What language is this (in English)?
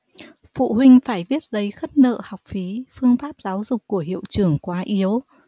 Vietnamese